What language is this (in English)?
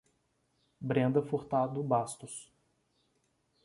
Portuguese